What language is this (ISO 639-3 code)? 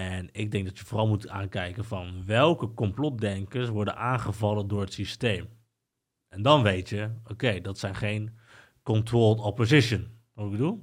nld